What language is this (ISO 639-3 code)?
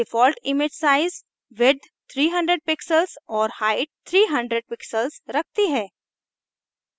hin